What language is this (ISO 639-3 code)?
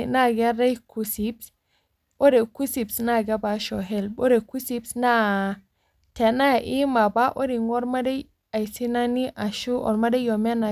mas